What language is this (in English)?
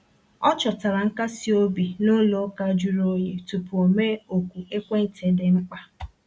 Igbo